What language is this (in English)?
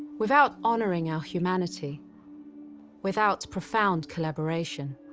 English